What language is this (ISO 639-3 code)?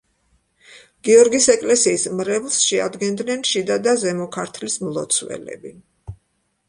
kat